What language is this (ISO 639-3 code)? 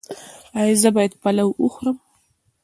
pus